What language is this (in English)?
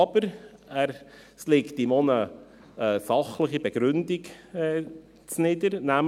Swiss German